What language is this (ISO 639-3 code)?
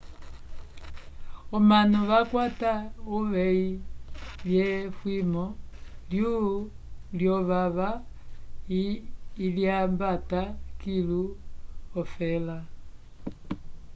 umb